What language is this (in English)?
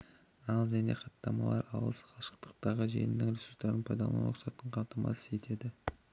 Kazakh